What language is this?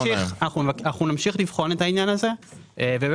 Hebrew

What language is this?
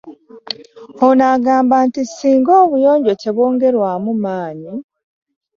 Ganda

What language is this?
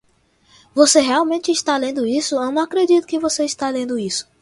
Portuguese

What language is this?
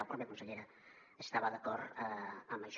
Catalan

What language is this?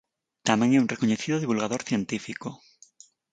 Galician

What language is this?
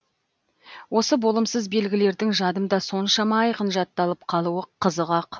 Kazakh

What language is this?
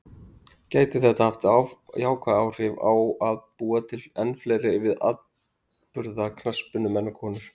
Icelandic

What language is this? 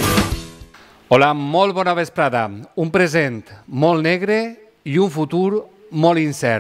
Spanish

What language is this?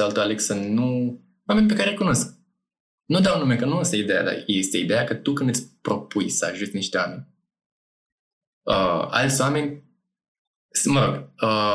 Romanian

